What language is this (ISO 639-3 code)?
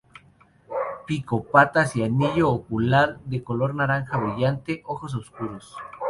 spa